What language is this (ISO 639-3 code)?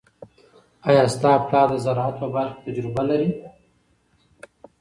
pus